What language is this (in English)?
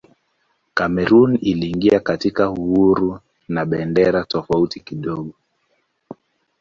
Swahili